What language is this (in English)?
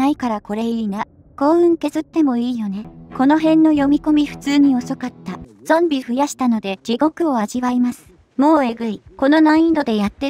Japanese